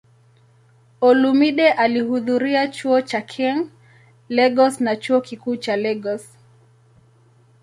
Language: Swahili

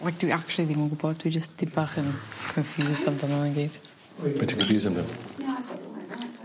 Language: Welsh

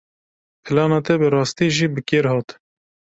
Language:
Kurdish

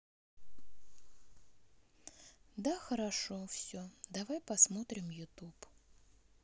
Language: Russian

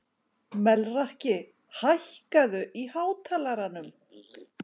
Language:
Icelandic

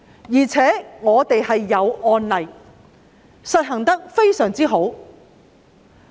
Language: Cantonese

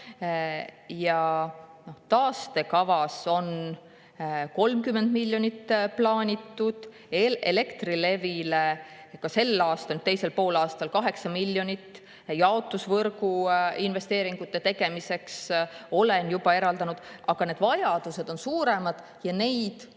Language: Estonian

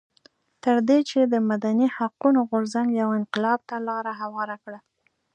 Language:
Pashto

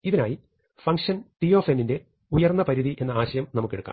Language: Malayalam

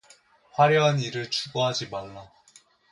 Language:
Korean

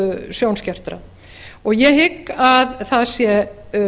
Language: Icelandic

